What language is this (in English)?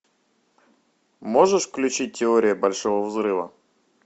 Russian